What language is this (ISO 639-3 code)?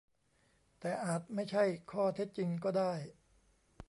tha